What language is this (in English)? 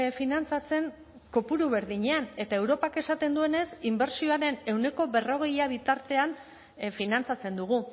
Basque